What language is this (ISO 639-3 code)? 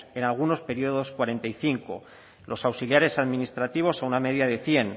spa